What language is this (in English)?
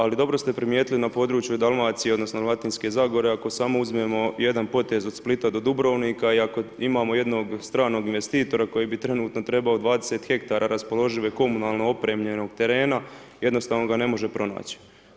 Croatian